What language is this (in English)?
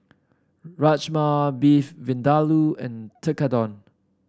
English